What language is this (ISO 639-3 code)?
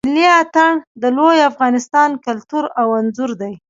pus